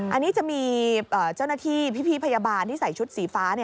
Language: Thai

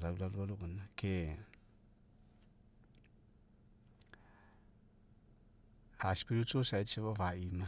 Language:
Mekeo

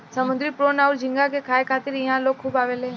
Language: Bhojpuri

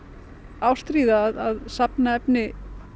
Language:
Icelandic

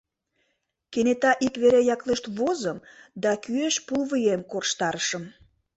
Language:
Mari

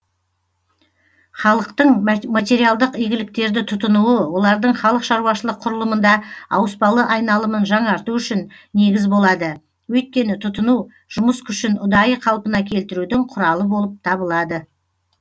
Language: Kazakh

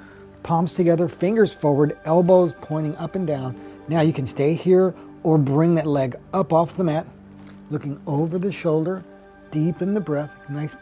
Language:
English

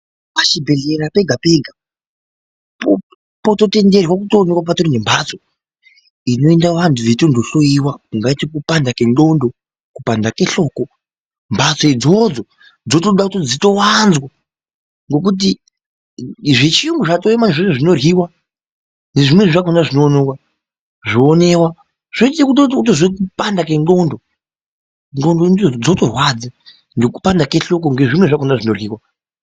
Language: Ndau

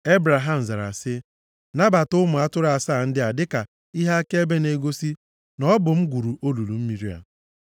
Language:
Igbo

